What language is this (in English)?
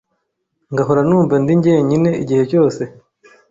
Kinyarwanda